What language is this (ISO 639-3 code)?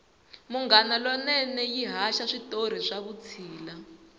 tso